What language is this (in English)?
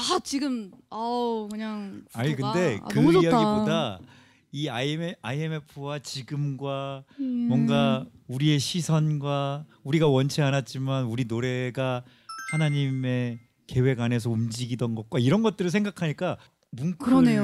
Korean